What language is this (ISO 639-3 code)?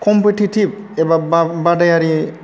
brx